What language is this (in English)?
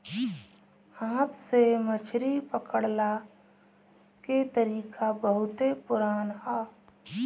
Bhojpuri